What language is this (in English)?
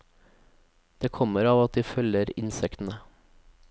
Norwegian